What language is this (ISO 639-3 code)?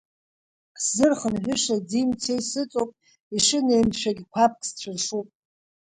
abk